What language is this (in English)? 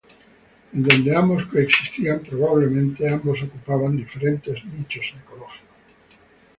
Spanish